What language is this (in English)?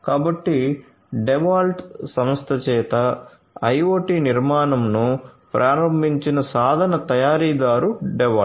Telugu